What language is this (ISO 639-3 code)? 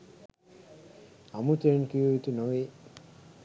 sin